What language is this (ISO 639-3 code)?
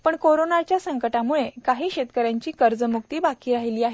mar